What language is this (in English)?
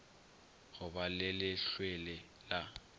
Northern Sotho